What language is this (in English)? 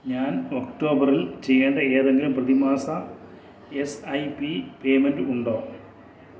Malayalam